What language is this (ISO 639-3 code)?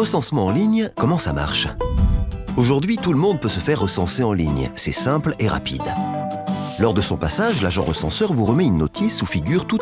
fra